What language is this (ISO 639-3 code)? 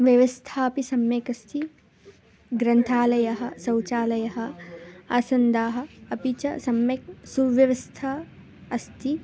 san